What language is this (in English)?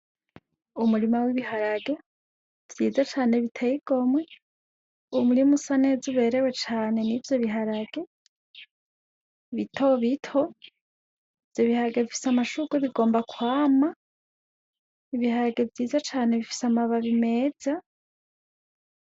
Rundi